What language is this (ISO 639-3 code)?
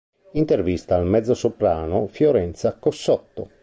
ita